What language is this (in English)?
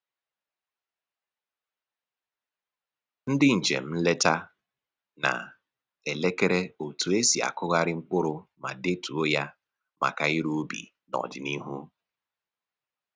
Igbo